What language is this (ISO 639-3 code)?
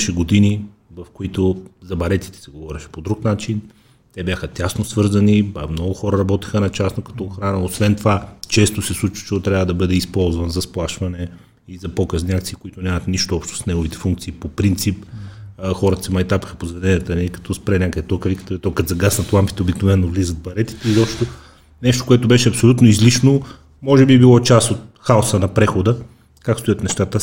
bul